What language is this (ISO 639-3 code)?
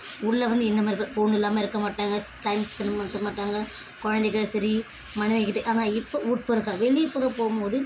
tam